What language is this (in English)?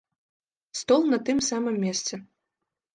Belarusian